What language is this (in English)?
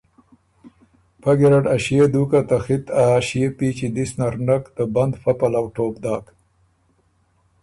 Ormuri